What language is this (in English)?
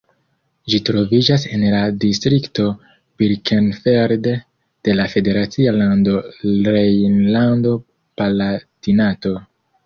Esperanto